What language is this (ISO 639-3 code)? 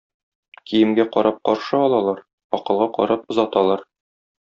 tat